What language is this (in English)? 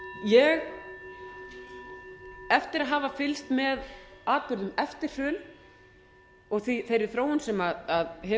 Icelandic